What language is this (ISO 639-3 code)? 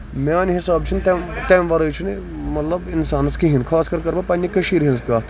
kas